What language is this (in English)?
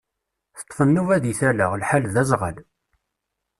Kabyle